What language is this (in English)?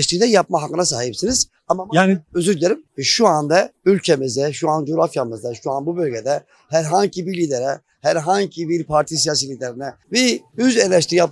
Turkish